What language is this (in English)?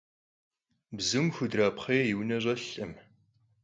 Kabardian